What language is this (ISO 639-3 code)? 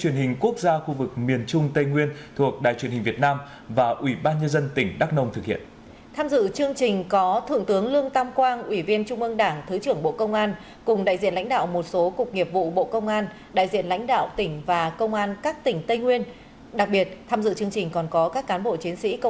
vie